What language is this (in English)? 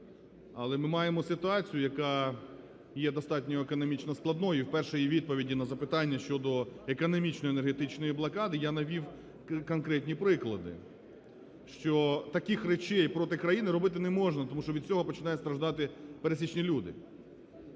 Ukrainian